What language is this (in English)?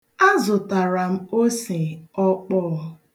Igbo